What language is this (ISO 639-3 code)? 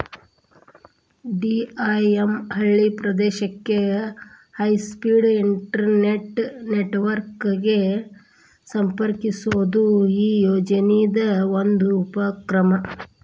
kan